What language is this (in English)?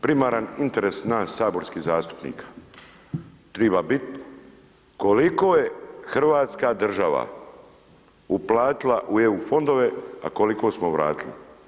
Croatian